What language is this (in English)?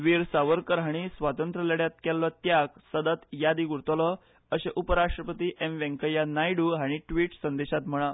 Konkani